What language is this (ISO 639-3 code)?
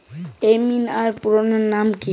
ben